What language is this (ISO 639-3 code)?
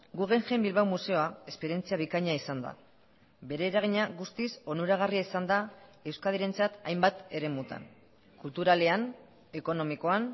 eus